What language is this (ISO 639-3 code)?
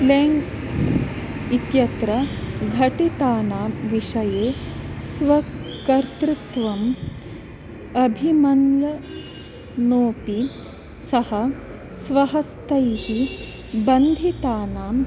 san